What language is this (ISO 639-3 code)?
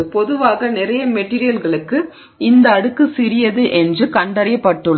tam